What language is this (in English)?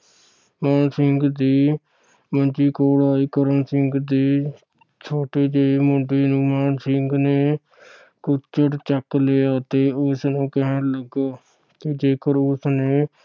Punjabi